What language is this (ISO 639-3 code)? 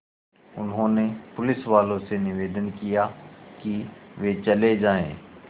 hin